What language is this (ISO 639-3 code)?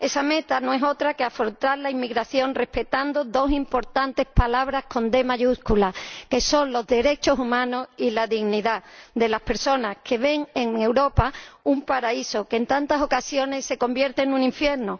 spa